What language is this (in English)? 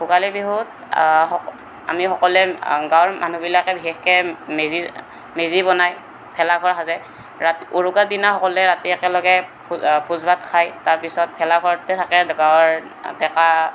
Assamese